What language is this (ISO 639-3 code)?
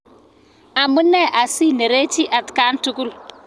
kln